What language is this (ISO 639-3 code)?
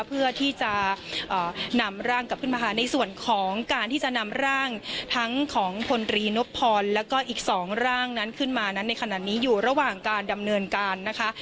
tha